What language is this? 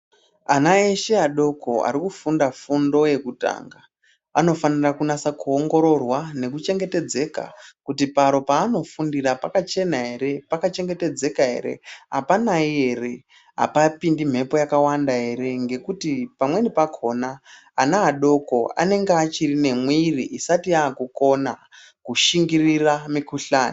Ndau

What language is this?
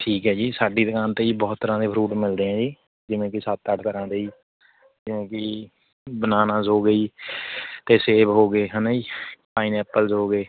Punjabi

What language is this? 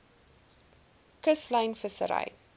Afrikaans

